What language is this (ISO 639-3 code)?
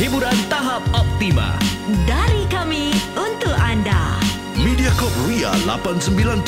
msa